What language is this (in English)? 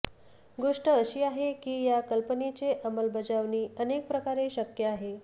Marathi